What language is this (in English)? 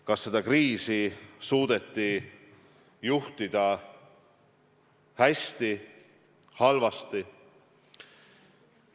Estonian